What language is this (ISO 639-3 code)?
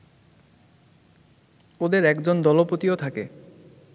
ben